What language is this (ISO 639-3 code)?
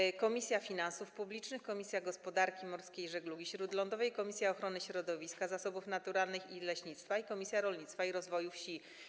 pol